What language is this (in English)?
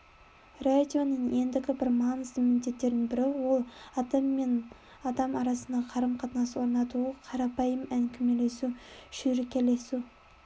Kazakh